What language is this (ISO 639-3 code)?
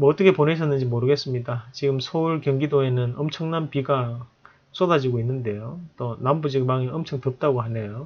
kor